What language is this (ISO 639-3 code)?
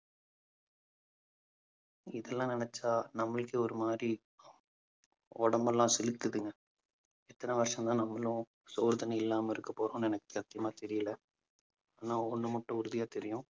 tam